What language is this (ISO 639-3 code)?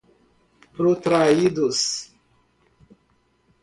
por